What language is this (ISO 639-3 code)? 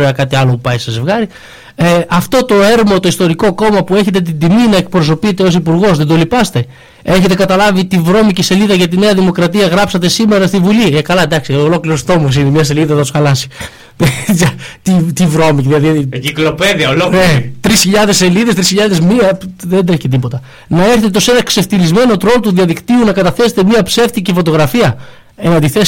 ell